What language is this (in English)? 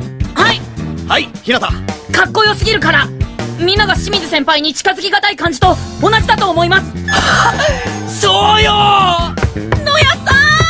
Japanese